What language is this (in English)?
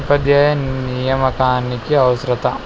Telugu